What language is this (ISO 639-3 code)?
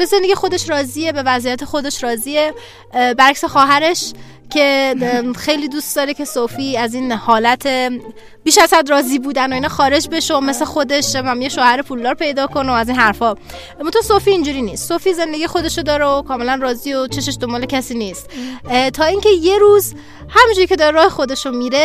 fas